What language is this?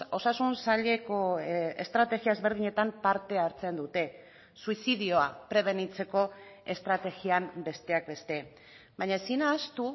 Basque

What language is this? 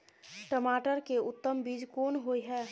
Maithili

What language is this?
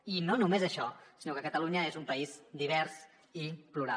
Catalan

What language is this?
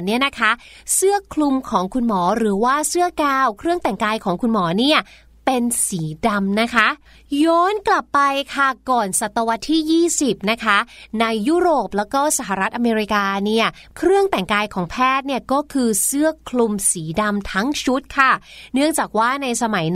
Thai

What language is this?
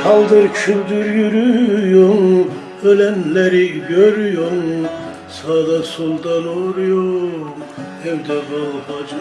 Turkish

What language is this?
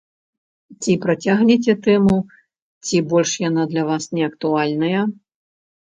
Belarusian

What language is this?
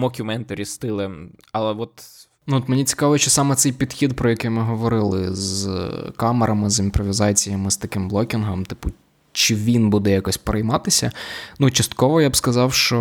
Ukrainian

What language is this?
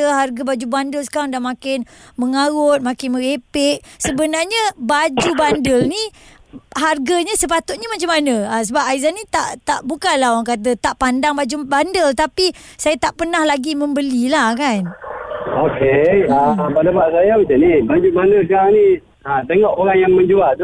Malay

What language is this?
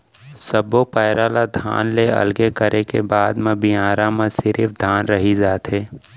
Chhattisgarhi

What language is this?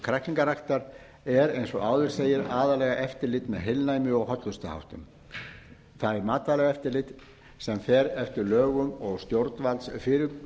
Icelandic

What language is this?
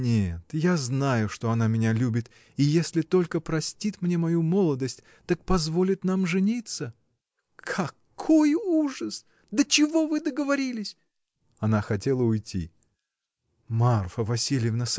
Russian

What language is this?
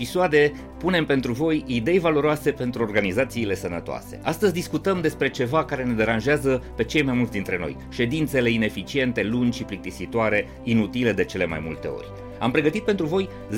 Romanian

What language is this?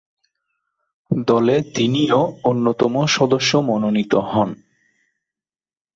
Bangla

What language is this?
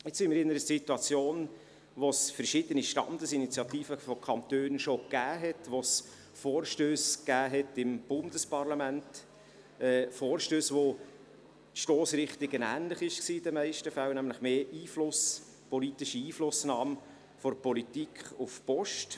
Swiss German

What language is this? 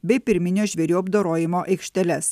Lithuanian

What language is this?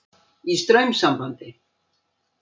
Icelandic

